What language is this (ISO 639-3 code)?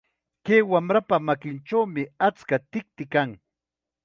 qxa